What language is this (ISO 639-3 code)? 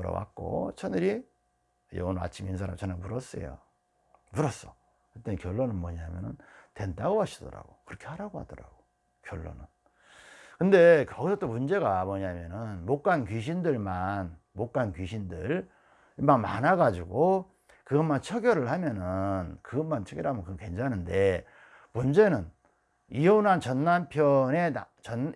kor